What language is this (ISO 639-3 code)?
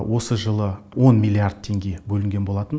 kaz